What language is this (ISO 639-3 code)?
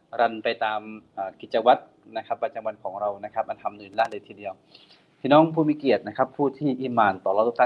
tha